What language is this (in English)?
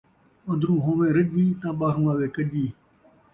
Saraiki